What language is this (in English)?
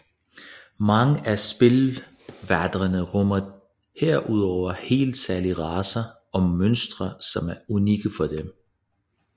Danish